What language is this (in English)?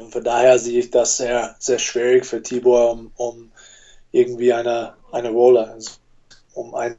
German